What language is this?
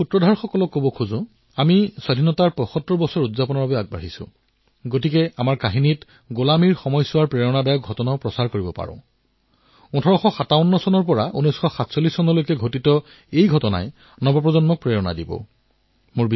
Assamese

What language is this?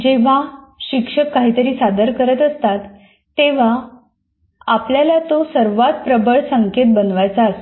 Marathi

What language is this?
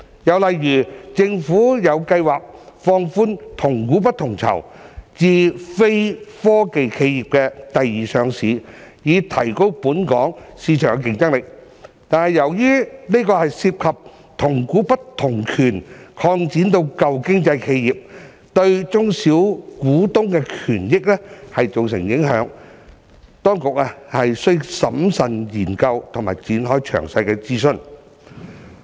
Cantonese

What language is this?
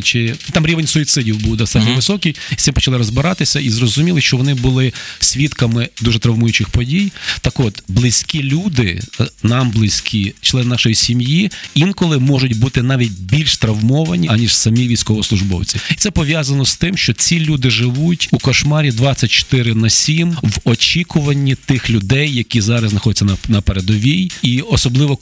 Ukrainian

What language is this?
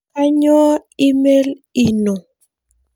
Masai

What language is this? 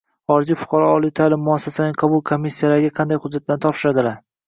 Uzbek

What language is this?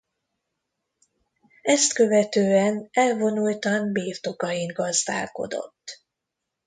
Hungarian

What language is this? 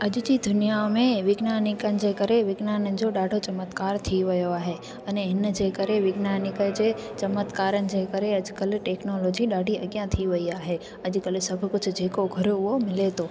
Sindhi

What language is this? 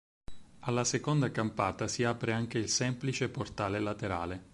Italian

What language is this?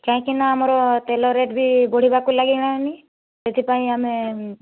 Odia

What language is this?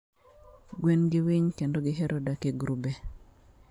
Luo (Kenya and Tanzania)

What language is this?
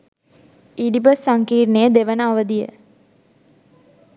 Sinhala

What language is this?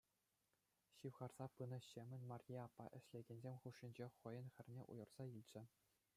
Chuvash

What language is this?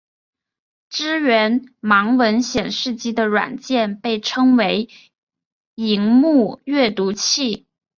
Chinese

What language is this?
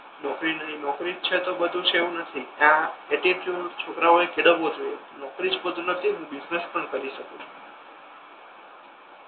Gujarati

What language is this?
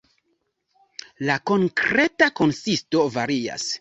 Esperanto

